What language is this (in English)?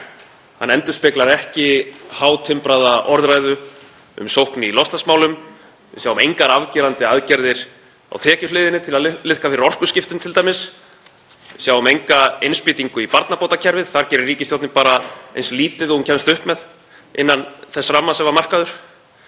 Icelandic